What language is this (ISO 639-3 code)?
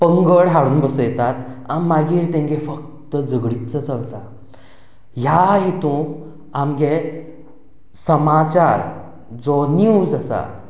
kok